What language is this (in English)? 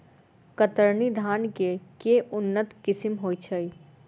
Maithili